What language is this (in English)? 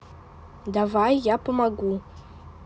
Russian